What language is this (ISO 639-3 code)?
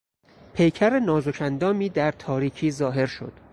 fas